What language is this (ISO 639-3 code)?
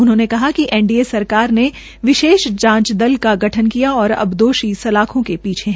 hin